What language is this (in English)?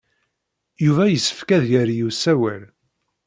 Kabyle